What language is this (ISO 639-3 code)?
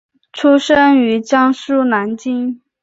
zho